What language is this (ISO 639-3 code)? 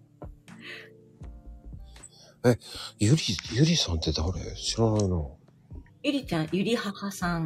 jpn